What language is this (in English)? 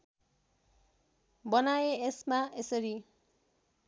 Nepali